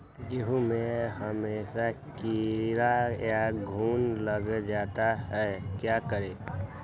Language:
Magahi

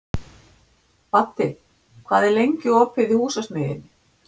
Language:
Icelandic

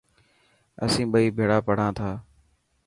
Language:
Dhatki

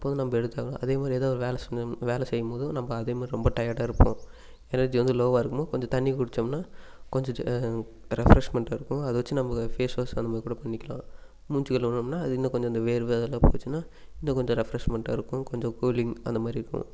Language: Tamil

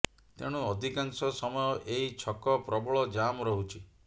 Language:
Odia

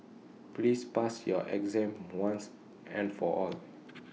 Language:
English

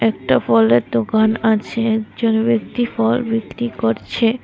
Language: Bangla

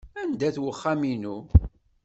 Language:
Kabyle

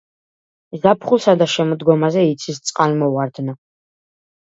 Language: Georgian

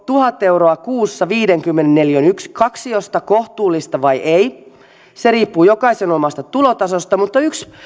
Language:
Finnish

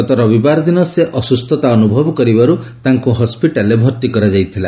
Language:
Odia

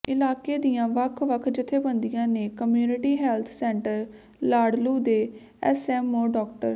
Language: Punjabi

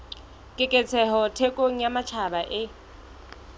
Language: Southern Sotho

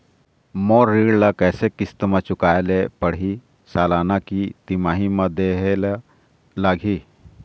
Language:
Chhattisgarhi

